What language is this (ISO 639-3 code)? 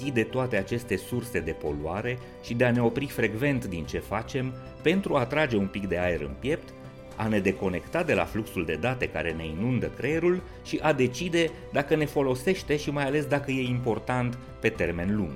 ron